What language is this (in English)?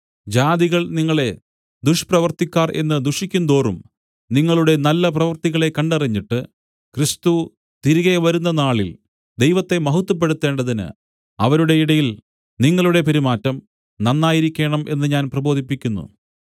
Malayalam